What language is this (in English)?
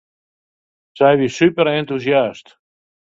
Western Frisian